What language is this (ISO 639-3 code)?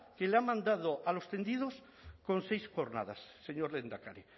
spa